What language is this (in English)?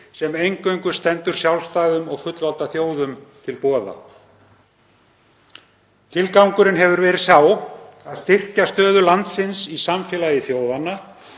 Icelandic